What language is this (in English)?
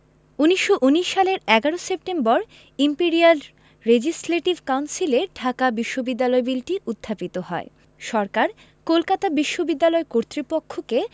Bangla